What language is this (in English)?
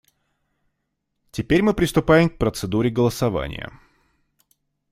Russian